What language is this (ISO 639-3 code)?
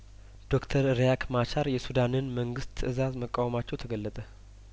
amh